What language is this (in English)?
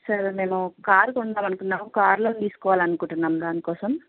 Telugu